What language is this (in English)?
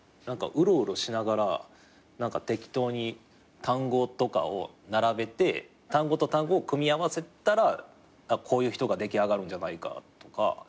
Japanese